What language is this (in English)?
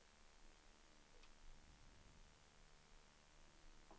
Swedish